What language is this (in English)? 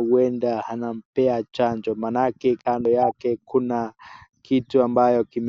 Swahili